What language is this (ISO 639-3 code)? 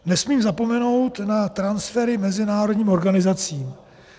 ces